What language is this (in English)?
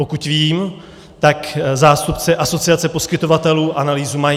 Czech